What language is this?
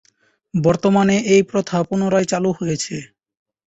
Bangla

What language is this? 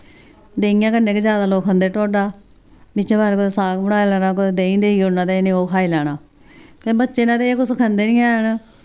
Dogri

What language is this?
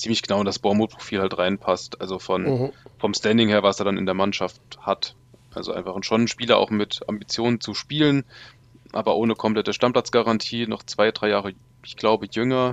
German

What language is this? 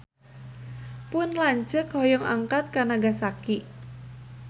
Sundanese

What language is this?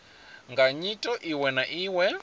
Venda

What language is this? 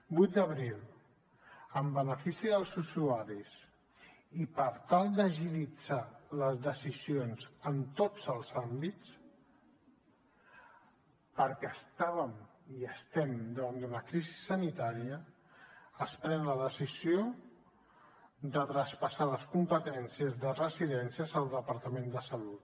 Catalan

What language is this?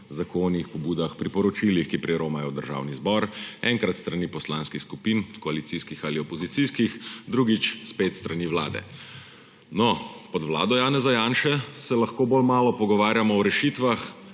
Slovenian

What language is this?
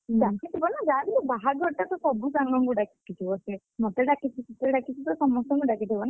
Odia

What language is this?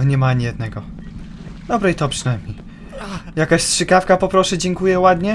Polish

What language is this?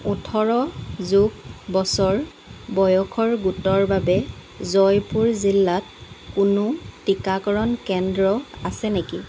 Assamese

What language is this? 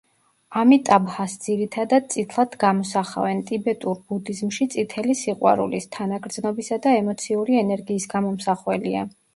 Georgian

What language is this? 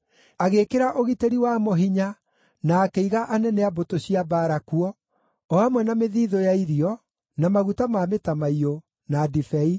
Kikuyu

